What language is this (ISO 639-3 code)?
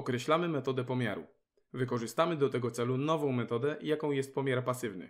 pol